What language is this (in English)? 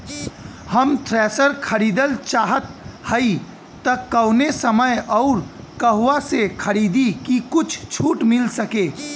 Bhojpuri